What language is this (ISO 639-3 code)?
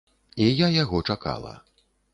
bel